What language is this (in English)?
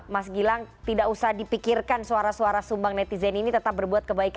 Indonesian